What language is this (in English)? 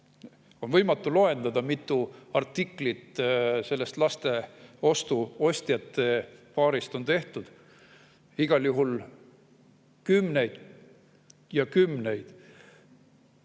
Estonian